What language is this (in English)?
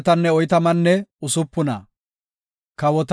Gofa